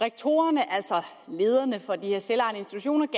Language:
Danish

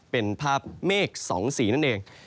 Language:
Thai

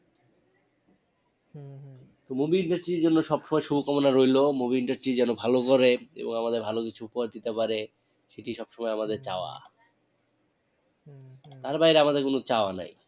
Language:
Bangla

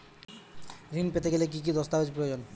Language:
Bangla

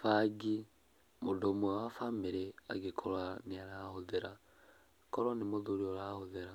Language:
Kikuyu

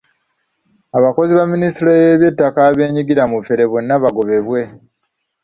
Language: Ganda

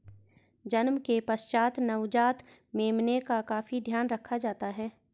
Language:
Hindi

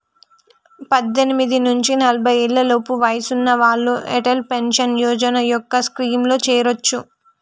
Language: Telugu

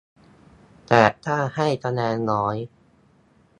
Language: Thai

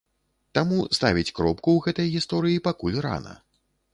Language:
Belarusian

